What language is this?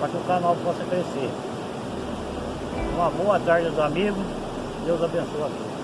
Portuguese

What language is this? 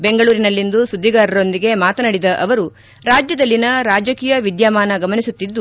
Kannada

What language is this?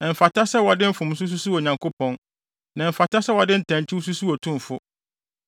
Akan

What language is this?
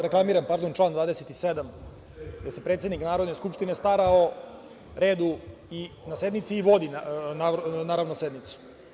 Serbian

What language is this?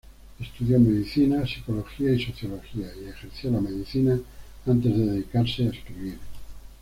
Spanish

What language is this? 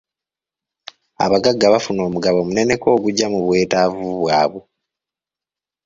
Ganda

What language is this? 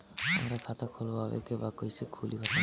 Bhojpuri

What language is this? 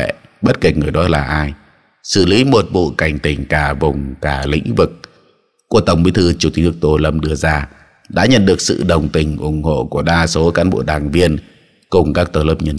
Vietnamese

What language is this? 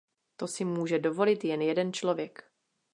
Czech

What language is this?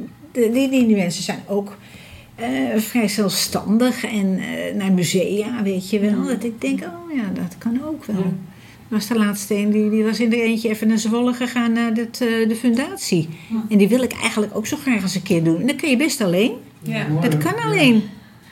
Dutch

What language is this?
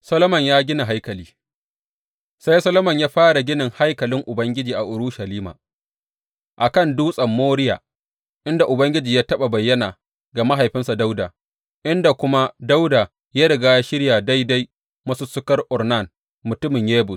Hausa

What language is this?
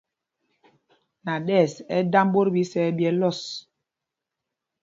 Mpumpong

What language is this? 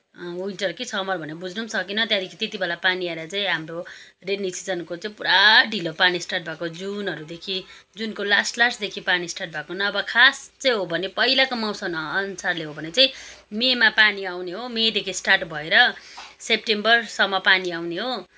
Nepali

